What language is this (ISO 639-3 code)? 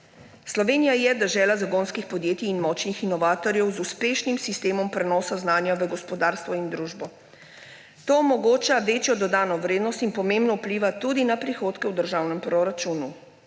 slv